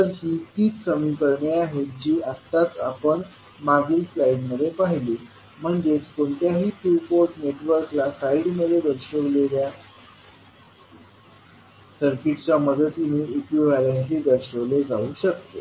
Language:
Marathi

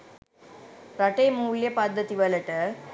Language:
Sinhala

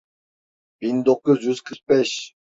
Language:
Turkish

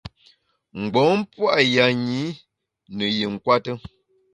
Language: Bamun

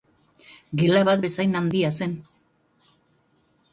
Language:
Basque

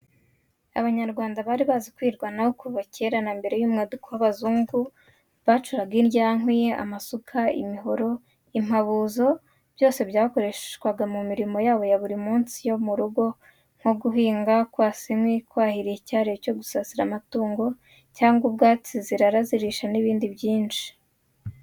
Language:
Kinyarwanda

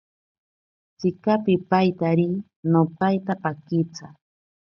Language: Ashéninka Perené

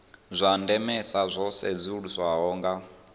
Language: Venda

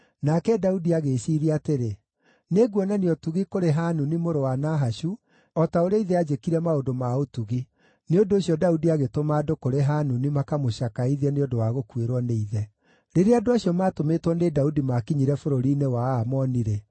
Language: Kikuyu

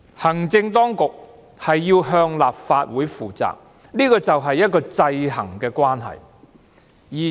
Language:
Cantonese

